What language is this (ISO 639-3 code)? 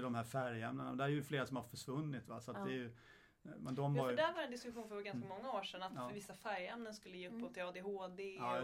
swe